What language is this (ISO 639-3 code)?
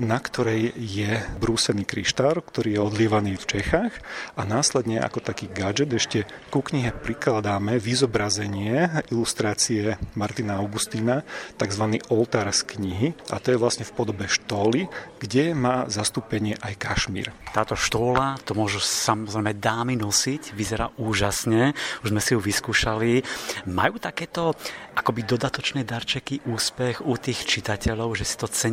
slk